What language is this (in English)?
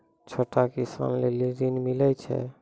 Maithili